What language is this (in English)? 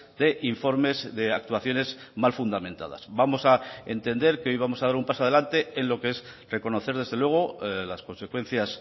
Spanish